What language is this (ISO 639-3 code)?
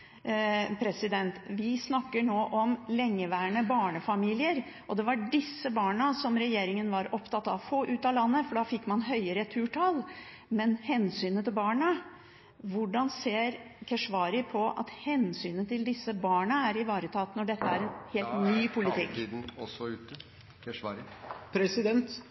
nob